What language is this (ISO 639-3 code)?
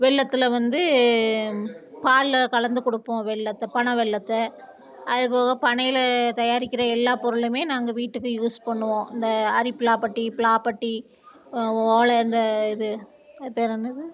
tam